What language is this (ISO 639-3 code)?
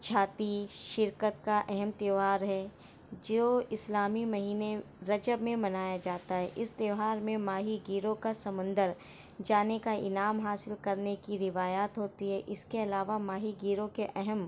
urd